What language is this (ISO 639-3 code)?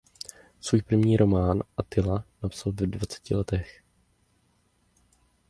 ces